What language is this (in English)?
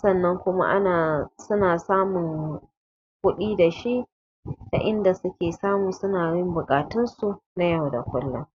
Hausa